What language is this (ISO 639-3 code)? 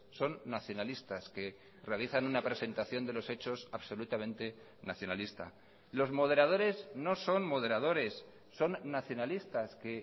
spa